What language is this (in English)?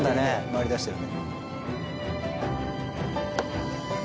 Japanese